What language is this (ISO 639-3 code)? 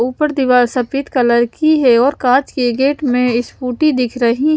hin